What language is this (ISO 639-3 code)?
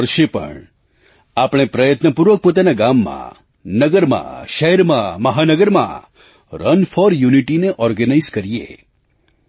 guj